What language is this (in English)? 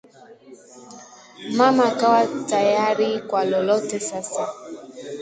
Swahili